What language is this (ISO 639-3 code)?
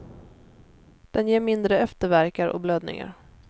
swe